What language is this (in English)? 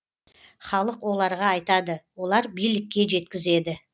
Kazakh